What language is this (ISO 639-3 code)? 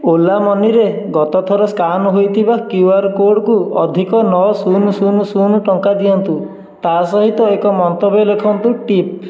ori